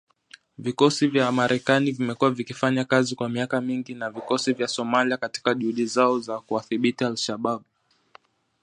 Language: Swahili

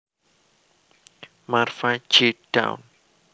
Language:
Javanese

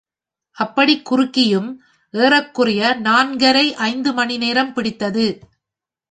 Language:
Tamil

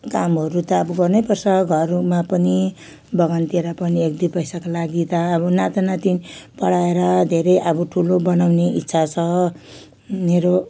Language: Nepali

